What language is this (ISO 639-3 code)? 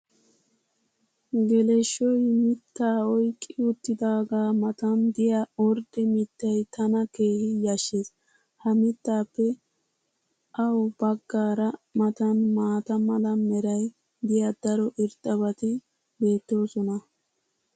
wal